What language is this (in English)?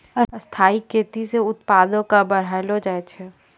Maithili